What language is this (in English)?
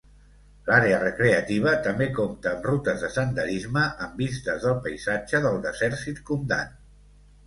Catalan